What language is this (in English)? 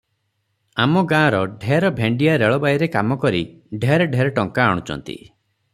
Odia